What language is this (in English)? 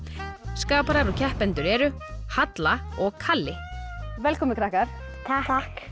Icelandic